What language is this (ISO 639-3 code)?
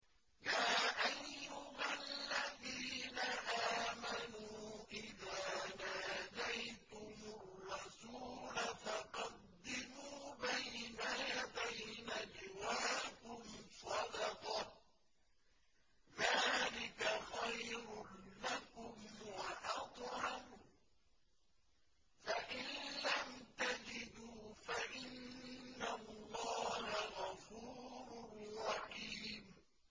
ara